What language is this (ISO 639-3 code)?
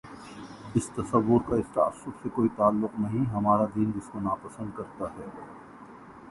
urd